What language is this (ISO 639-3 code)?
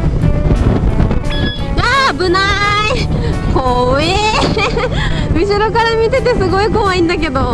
jpn